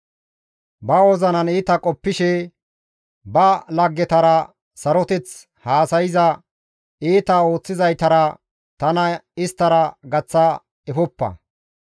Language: Gamo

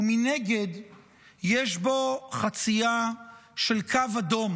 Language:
Hebrew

